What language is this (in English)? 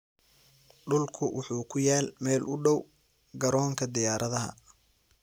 Somali